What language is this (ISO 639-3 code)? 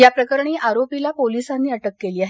mar